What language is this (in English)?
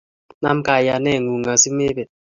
Kalenjin